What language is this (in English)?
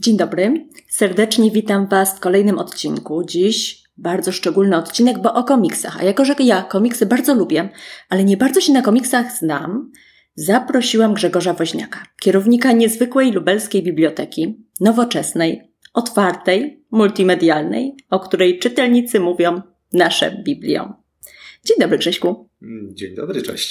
Polish